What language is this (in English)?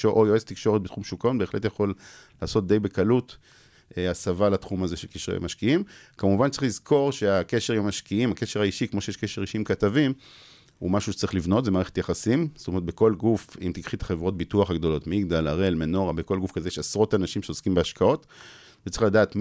Hebrew